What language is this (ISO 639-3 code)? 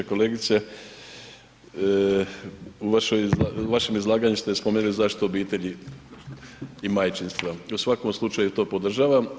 hrv